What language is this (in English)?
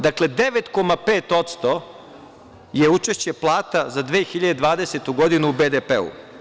Serbian